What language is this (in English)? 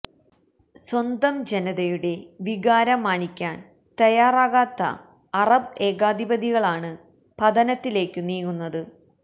Malayalam